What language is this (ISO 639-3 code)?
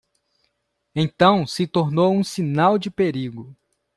por